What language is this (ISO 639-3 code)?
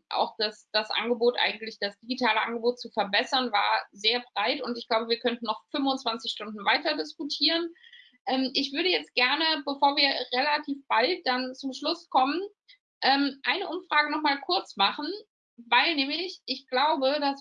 deu